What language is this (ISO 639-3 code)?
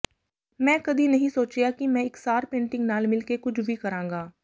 pan